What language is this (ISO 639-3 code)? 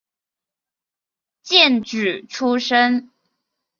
zho